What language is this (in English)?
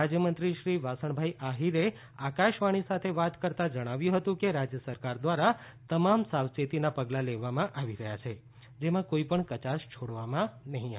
Gujarati